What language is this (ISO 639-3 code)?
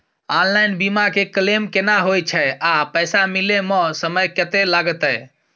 mai